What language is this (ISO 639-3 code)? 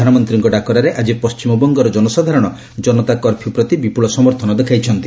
ori